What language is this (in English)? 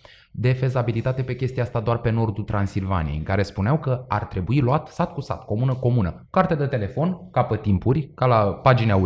Romanian